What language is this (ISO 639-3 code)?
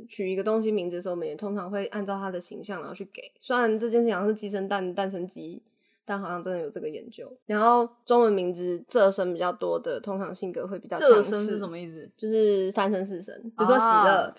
zho